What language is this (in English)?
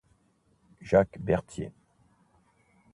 Italian